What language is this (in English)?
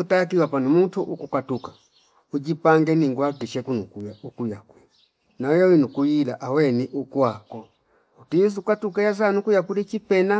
Fipa